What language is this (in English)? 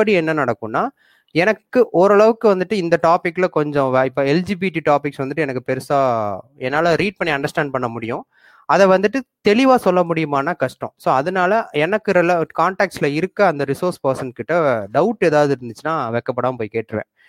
Tamil